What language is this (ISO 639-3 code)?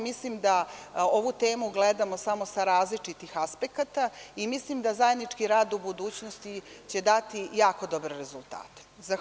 srp